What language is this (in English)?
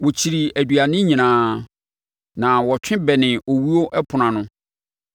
Akan